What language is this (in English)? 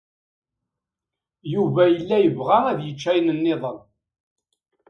Kabyle